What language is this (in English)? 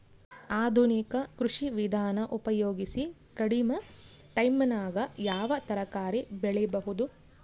Kannada